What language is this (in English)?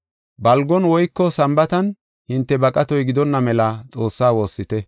Gofa